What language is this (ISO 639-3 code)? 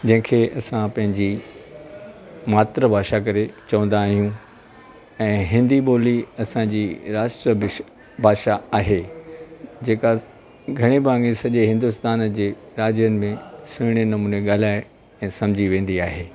snd